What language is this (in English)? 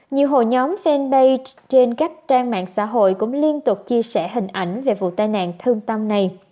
Vietnamese